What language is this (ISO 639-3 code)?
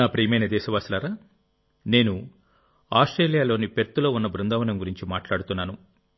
tel